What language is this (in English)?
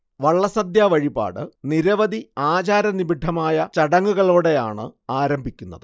Malayalam